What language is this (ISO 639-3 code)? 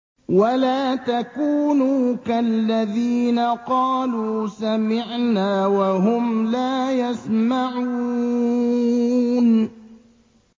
ara